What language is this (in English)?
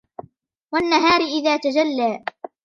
Arabic